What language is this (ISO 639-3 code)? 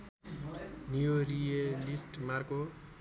nep